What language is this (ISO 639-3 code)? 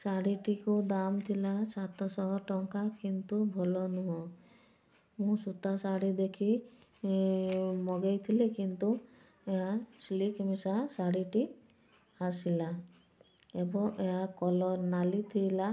ori